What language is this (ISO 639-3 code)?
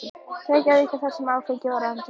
isl